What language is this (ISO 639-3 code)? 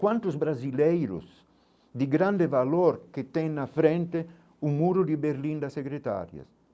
por